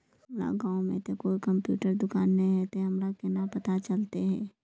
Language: Magahi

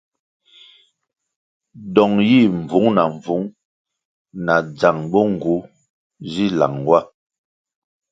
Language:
Kwasio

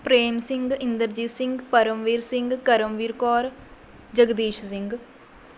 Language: Punjabi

